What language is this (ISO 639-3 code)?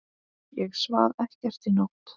isl